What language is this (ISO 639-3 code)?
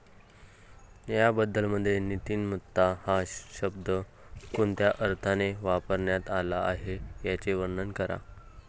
mar